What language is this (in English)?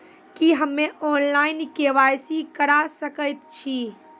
Maithili